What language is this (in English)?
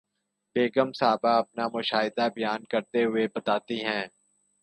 Urdu